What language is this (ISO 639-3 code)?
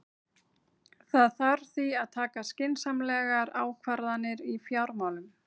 isl